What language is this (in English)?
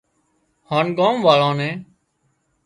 Wadiyara Koli